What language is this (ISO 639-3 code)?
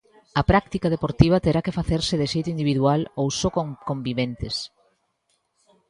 glg